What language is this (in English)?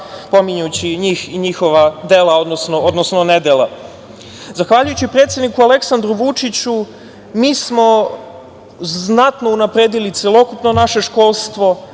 Serbian